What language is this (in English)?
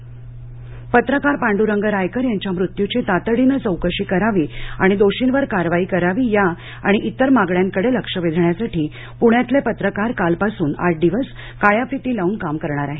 Marathi